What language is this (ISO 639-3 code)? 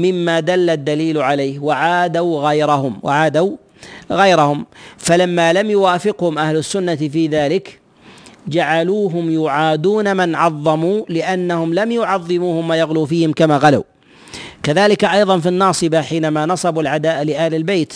ara